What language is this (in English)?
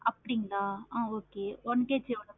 Tamil